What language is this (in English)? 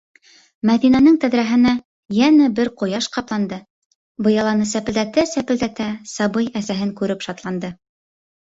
Bashkir